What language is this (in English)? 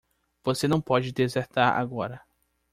Portuguese